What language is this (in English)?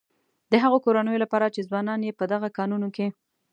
Pashto